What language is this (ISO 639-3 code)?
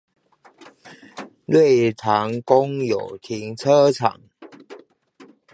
zho